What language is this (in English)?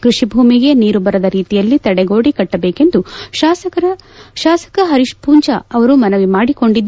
Kannada